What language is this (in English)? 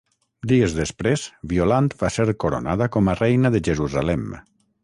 Catalan